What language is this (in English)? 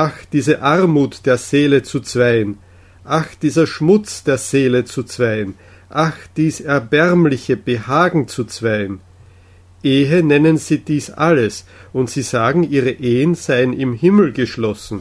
German